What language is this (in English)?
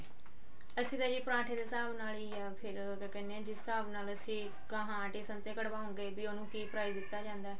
Punjabi